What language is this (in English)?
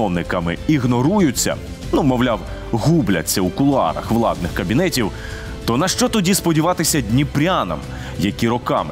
Ukrainian